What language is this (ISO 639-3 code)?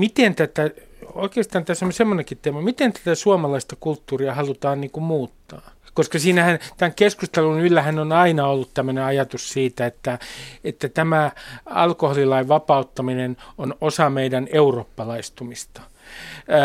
fin